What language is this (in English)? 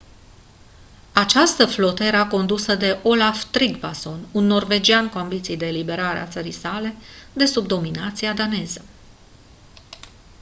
Romanian